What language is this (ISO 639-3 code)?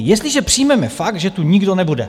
ces